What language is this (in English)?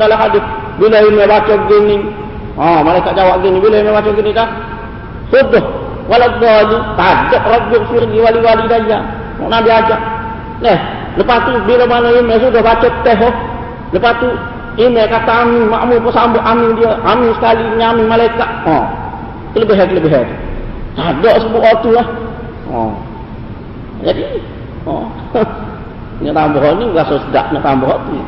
Malay